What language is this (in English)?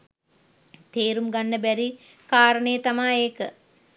Sinhala